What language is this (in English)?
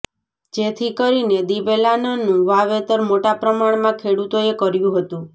Gujarati